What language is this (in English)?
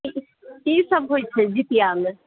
Maithili